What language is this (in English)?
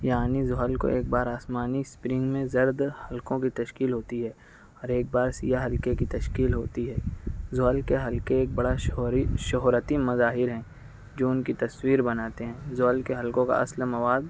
Urdu